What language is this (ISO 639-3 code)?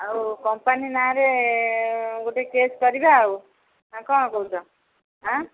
ori